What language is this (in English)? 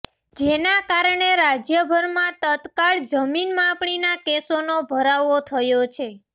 Gujarati